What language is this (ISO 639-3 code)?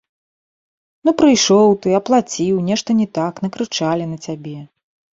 bel